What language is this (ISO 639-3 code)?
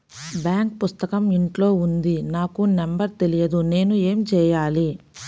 tel